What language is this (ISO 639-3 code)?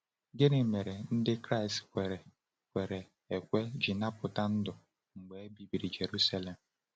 ibo